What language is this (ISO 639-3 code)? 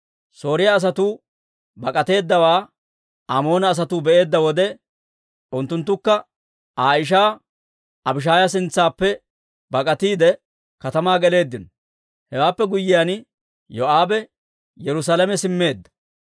dwr